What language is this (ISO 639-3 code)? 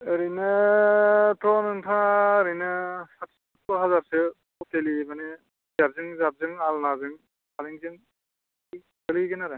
brx